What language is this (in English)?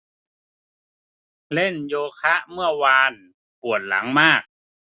Thai